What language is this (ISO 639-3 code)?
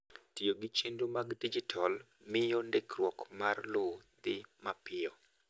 luo